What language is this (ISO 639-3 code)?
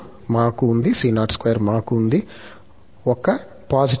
tel